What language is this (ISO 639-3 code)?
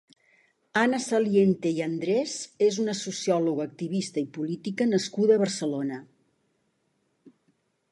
cat